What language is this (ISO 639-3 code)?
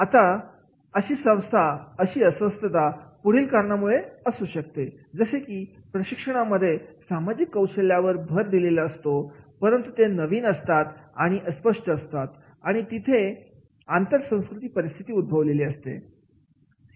mar